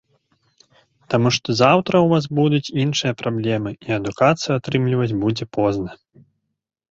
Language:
Belarusian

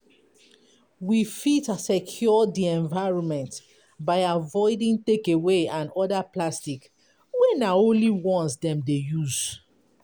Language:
Nigerian Pidgin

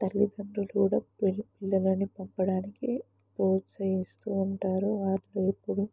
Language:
Telugu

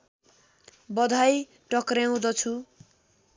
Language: Nepali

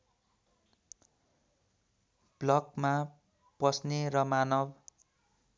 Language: Nepali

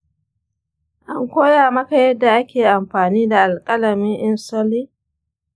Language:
Hausa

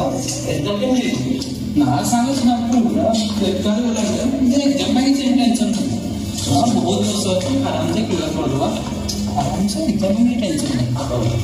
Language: Korean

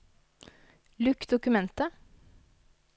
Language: Norwegian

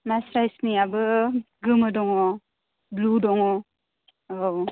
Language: Bodo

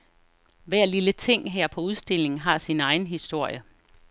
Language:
Danish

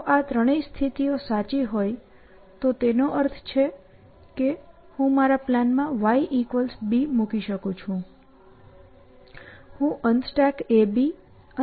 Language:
Gujarati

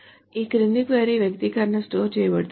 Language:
Telugu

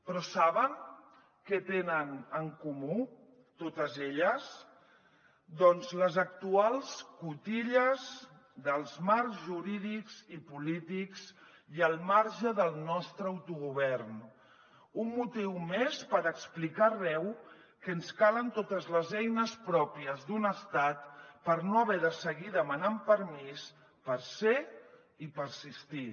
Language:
Catalan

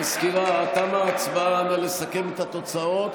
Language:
Hebrew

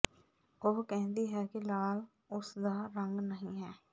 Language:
Punjabi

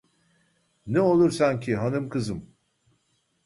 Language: Turkish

